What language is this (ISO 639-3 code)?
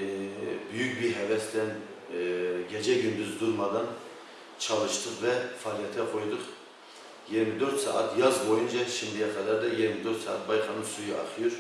tur